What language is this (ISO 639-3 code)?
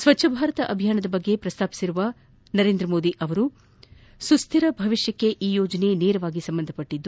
kan